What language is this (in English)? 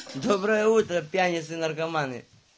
Russian